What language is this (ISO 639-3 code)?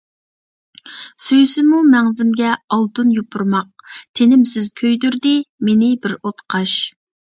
uig